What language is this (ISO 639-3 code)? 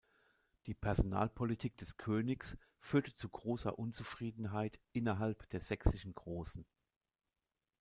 deu